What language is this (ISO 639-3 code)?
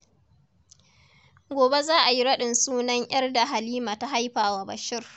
hau